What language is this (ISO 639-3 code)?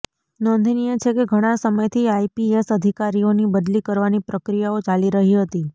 guj